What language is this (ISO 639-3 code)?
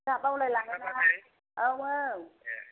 brx